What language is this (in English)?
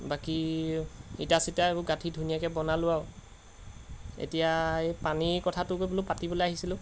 Assamese